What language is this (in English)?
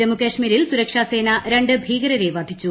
Malayalam